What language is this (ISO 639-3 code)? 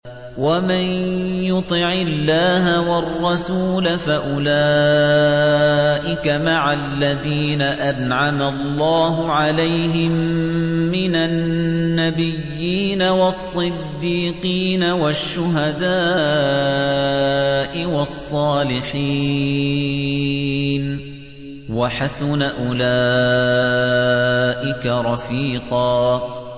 ara